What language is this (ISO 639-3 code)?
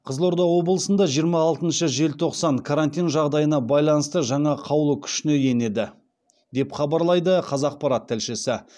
kaz